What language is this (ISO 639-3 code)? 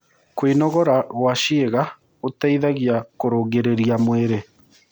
kik